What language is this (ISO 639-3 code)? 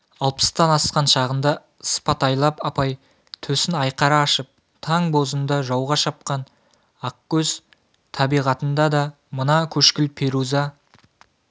kaz